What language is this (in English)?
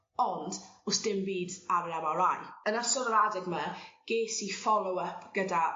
Welsh